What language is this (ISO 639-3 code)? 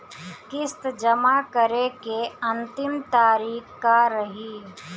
bho